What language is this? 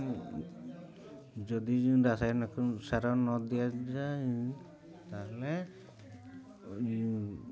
Odia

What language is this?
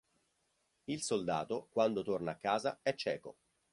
Italian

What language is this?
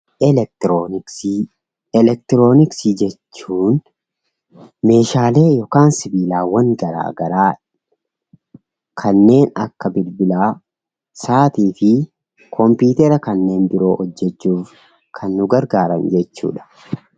Oromo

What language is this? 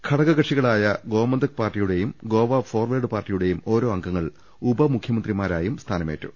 Malayalam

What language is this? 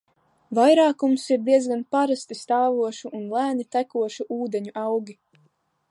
Latvian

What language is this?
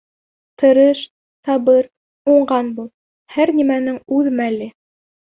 Bashkir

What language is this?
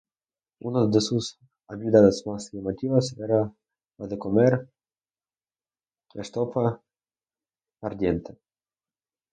Spanish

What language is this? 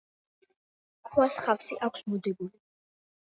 Georgian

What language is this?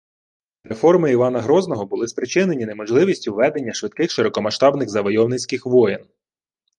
Ukrainian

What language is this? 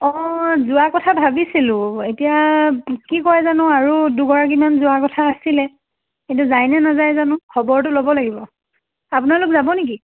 Assamese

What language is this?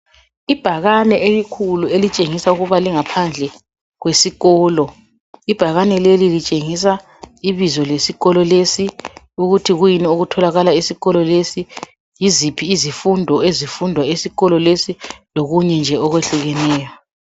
North Ndebele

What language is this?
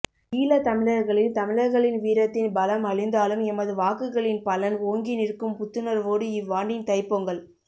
Tamil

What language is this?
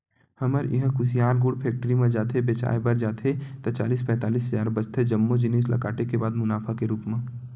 Chhattisgarhi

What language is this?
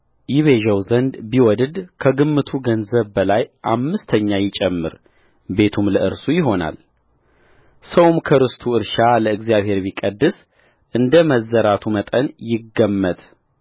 Amharic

